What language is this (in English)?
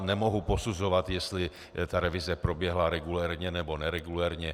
Czech